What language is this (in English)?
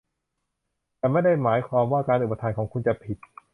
Thai